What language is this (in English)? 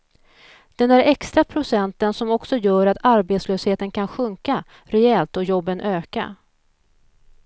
Swedish